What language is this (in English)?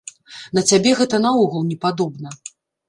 Belarusian